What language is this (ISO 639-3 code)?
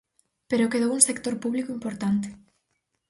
glg